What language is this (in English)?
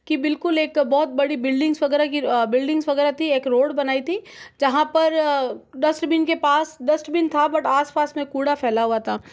Hindi